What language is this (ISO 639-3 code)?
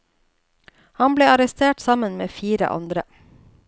nor